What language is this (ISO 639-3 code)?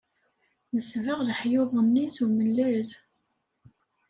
kab